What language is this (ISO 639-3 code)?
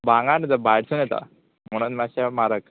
kok